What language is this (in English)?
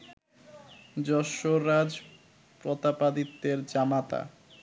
Bangla